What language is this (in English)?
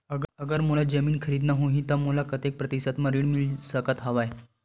Chhattisgarhi